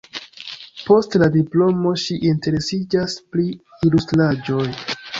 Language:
Esperanto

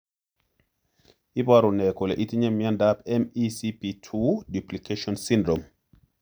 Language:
Kalenjin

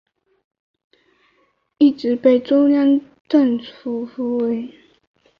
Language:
Chinese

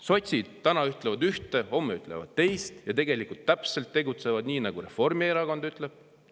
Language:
Estonian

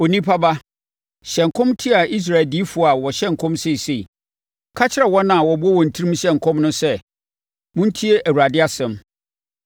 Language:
Akan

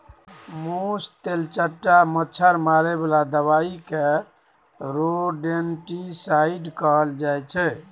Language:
Maithili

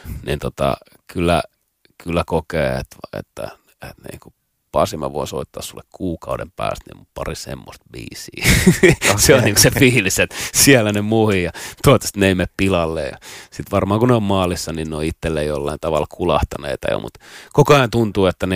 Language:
Finnish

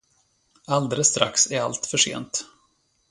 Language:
Swedish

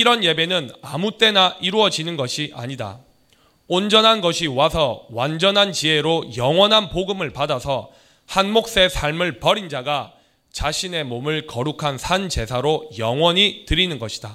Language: Korean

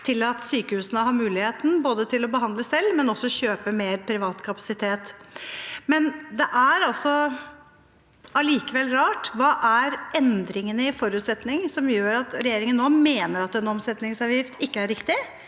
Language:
Norwegian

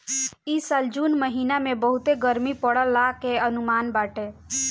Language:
Bhojpuri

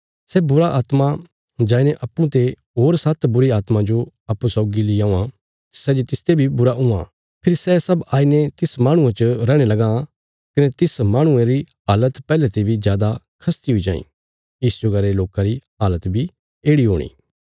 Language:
Bilaspuri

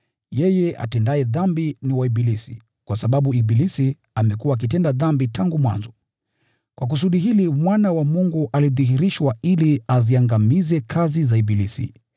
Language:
Swahili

